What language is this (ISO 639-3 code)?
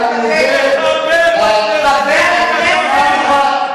heb